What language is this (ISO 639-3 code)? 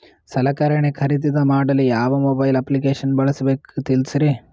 kan